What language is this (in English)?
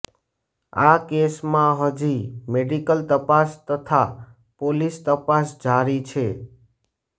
Gujarati